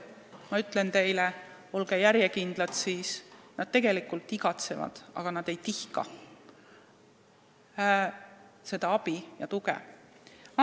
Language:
Estonian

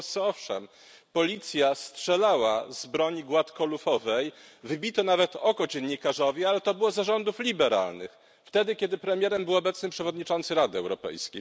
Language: Polish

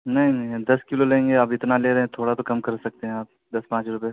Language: Urdu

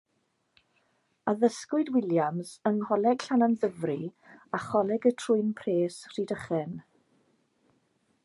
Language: Welsh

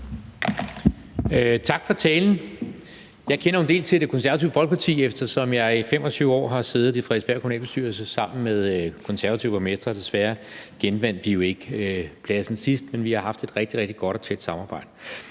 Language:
Danish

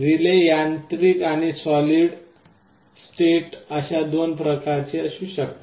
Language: Marathi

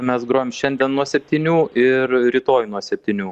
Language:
Lithuanian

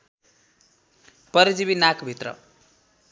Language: Nepali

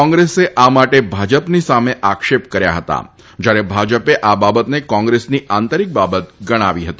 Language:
Gujarati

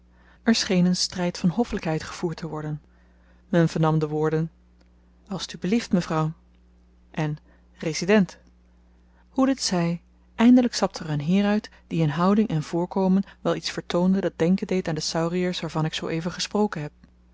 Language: Dutch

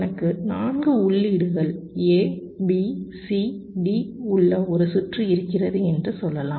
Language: Tamil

